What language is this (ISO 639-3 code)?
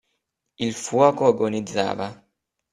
ita